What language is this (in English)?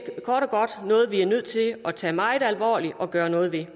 Danish